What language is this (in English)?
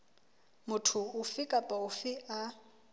Southern Sotho